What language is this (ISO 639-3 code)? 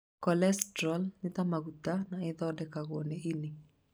kik